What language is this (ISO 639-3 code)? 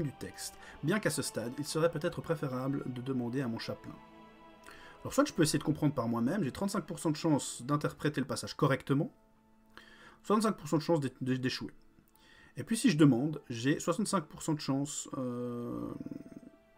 fra